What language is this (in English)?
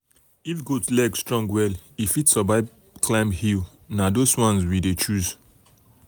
Nigerian Pidgin